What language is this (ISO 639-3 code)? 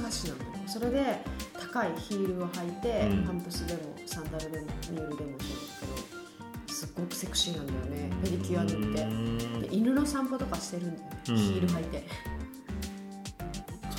jpn